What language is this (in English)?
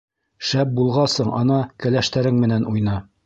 Bashkir